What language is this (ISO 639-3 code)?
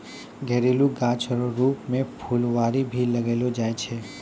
mai